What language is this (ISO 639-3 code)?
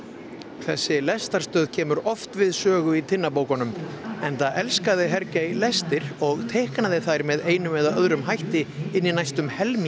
isl